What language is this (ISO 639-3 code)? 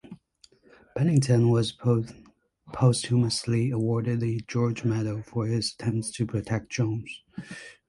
eng